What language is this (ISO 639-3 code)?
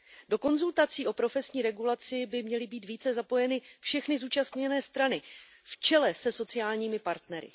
ces